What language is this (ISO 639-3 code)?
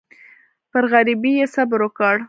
pus